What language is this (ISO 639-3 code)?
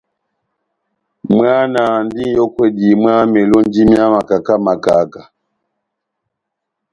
bnm